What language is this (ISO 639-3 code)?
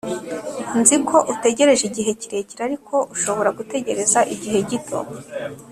kin